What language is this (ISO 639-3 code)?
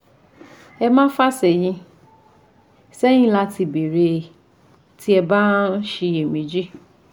yor